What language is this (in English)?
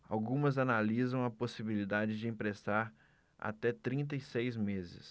Portuguese